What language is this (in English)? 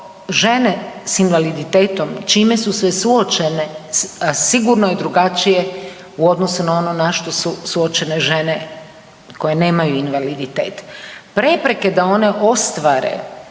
Croatian